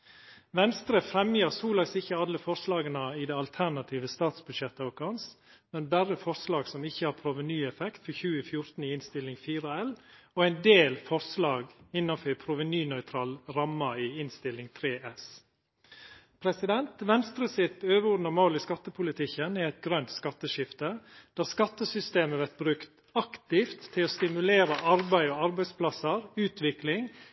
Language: Norwegian Nynorsk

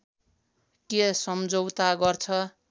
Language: Nepali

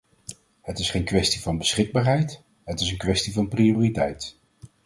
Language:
Dutch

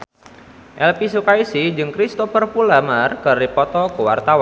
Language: Sundanese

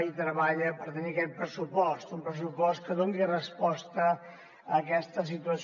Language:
Catalan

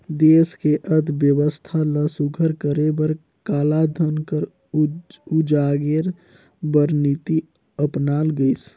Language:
Chhattisgarhi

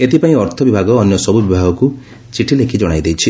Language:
Odia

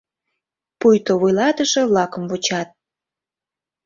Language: Mari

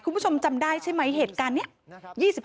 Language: Thai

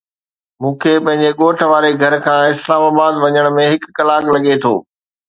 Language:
Sindhi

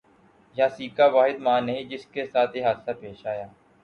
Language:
Urdu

